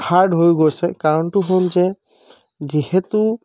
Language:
Assamese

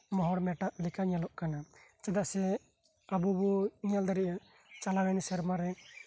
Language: Santali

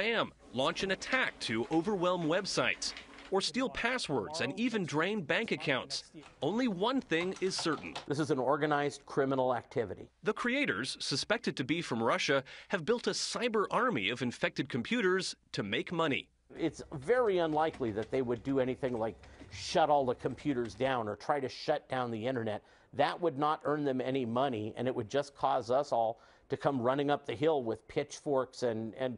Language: English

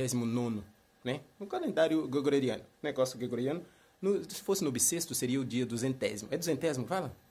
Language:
Portuguese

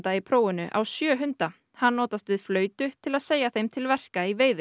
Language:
Icelandic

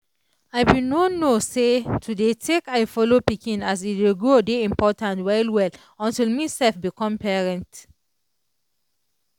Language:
Nigerian Pidgin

